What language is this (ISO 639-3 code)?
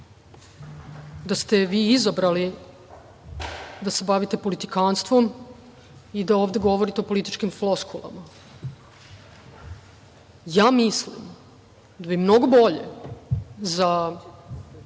srp